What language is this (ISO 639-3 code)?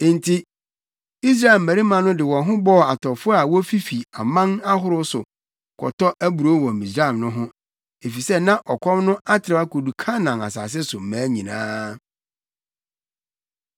aka